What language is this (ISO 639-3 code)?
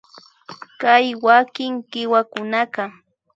qvi